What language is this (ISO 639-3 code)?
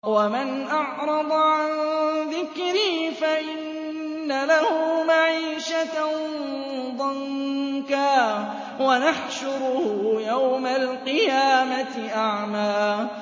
ara